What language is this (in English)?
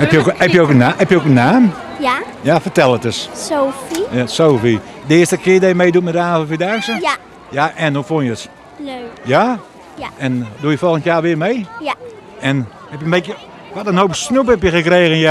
Dutch